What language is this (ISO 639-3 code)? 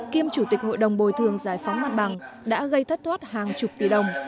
vie